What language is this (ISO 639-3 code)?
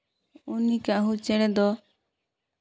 sat